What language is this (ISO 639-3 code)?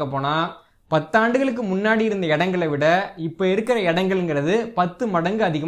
ind